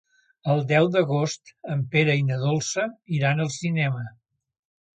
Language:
Catalan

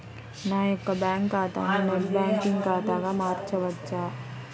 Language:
Telugu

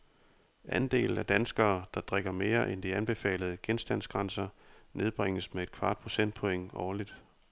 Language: Danish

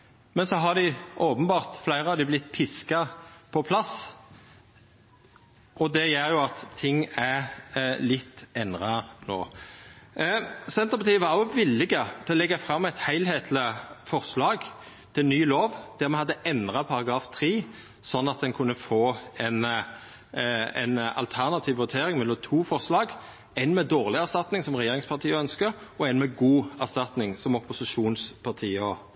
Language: Norwegian Nynorsk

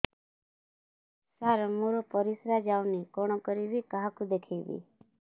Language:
Odia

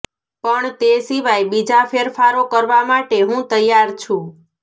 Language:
Gujarati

